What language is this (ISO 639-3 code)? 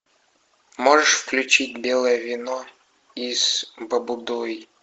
rus